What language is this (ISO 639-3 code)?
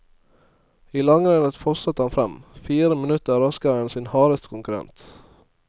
nor